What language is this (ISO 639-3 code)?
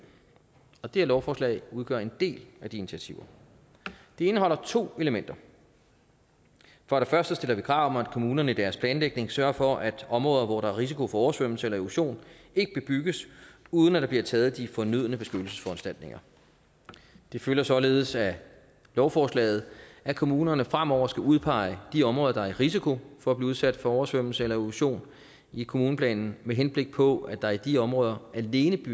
dan